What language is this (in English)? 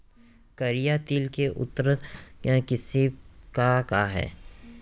Chhattisgarhi